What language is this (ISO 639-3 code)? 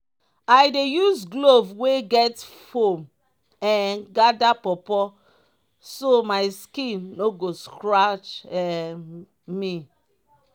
pcm